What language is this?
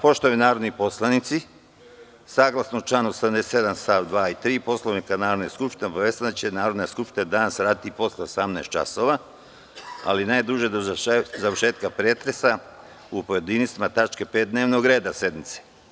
Serbian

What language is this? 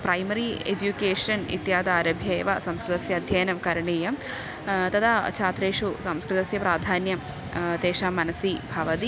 Sanskrit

